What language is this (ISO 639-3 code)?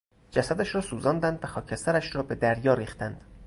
fas